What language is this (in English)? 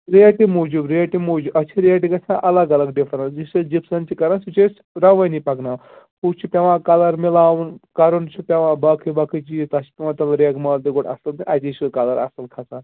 Kashmiri